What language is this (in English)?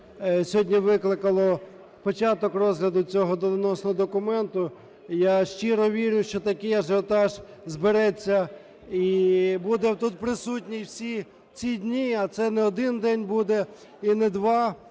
Ukrainian